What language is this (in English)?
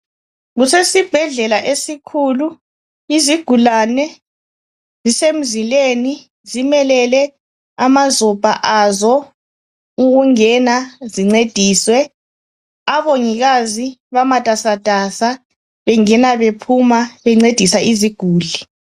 North Ndebele